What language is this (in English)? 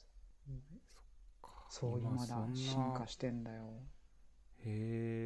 Japanese